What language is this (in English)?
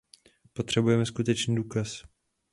Czech